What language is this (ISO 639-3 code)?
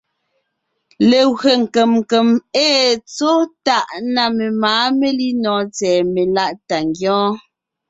nnh